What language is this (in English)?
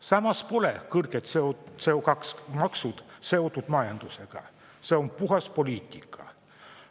Estonian